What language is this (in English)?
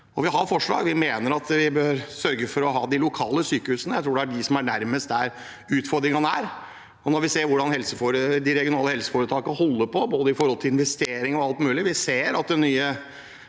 Norwegian